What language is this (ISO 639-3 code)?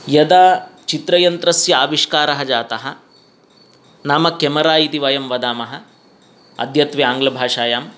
san